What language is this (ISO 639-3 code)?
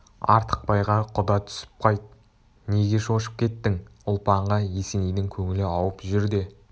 kaz